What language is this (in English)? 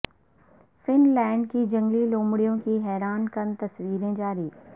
Urdu